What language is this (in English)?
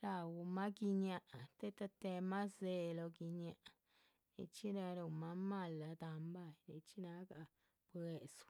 Chichicapan Zapotec